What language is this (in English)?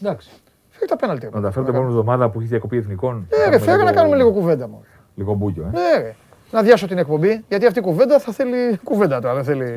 Greek